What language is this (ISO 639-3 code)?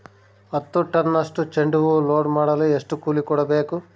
kan